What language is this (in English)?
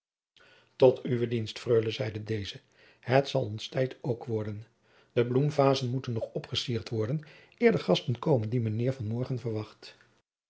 Dutch